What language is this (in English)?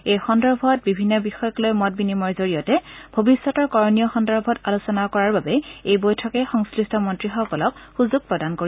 Assamese